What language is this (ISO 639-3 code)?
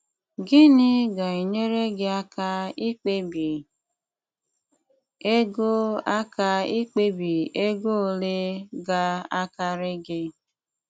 ibo